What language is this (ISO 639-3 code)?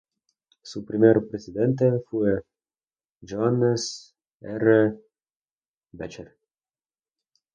spa